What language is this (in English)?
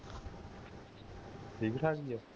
Punjabi